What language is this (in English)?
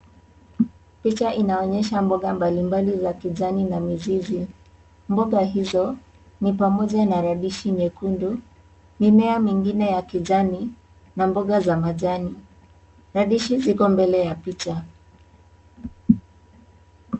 Swahili